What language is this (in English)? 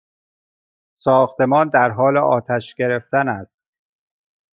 Persian